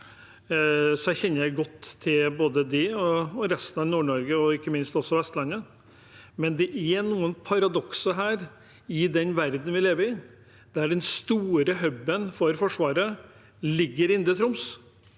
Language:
Norwegian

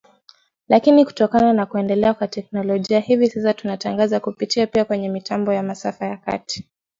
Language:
Swahili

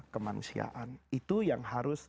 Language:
Indonesian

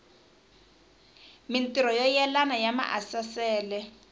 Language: Tsonga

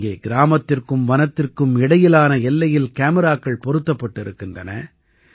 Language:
Tamil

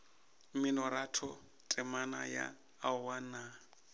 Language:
Northern Sotho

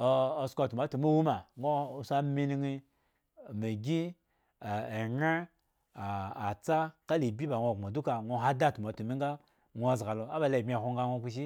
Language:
Eggon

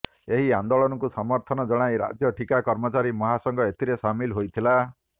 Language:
Odia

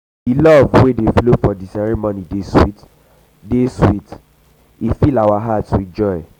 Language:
Nigerian Pidgin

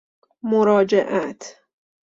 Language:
Persian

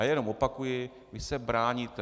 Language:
Czech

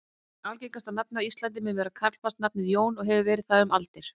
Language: Icelandic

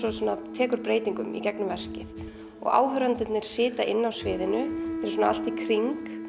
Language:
Icelandic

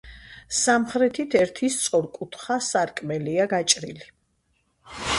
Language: Georgian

